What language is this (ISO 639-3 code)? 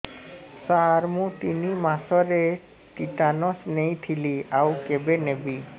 ori